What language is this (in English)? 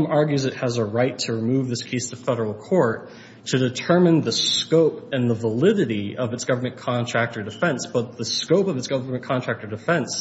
English